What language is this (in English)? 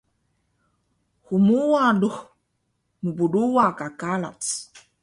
Taroko